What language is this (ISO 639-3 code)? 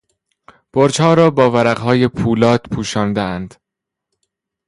fas